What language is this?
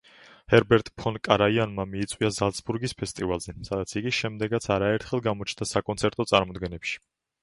Georgian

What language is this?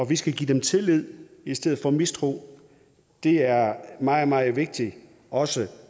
Danish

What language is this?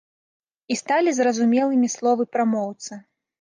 Belarusian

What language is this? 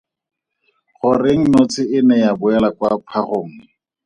Tswana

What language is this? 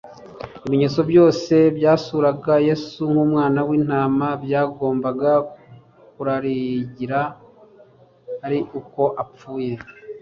Kinyarwanda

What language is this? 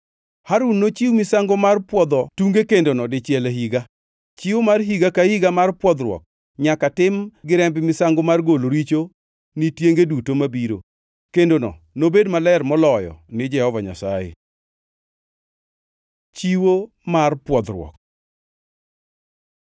Luo (Kenya and Tanzania)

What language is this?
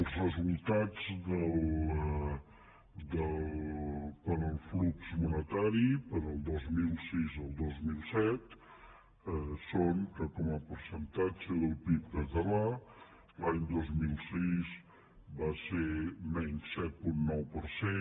Catalan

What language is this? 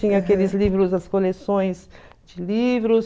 Portuguese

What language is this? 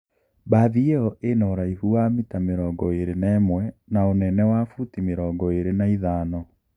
Kikuyu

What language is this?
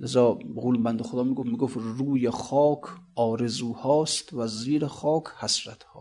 Persian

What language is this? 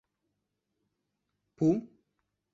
Greek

